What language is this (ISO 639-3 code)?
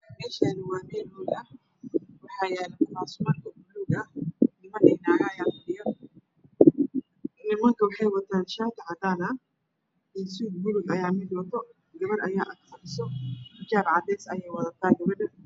som